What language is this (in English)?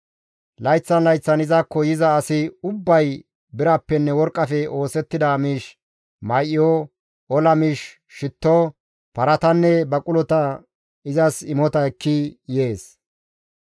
Gamo